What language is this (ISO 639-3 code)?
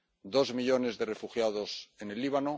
spa